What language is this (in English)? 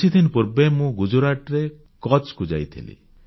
Odia